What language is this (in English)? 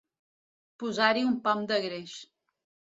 Catalan